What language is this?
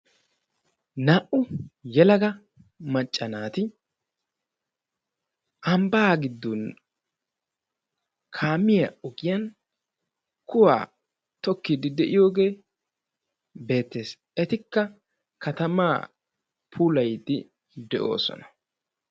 Wolaytta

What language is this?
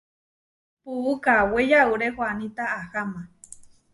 Huarijio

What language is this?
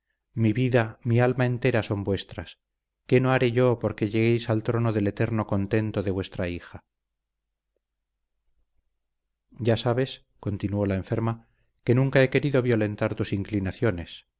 Spanish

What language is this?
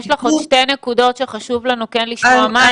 Hebrew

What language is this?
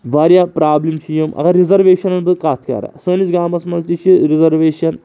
Kashmiri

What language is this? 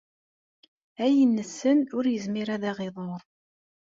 Kabyle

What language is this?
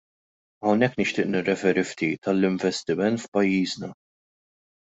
Maltese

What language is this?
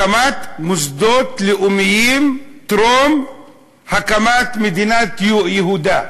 Hebrew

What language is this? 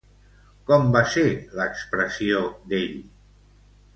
Catalan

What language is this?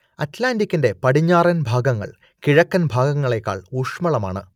Malayalam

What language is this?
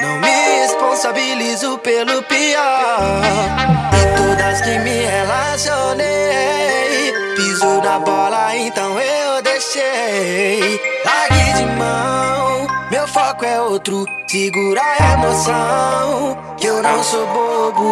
Portuguese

